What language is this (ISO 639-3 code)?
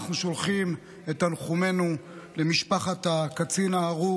heb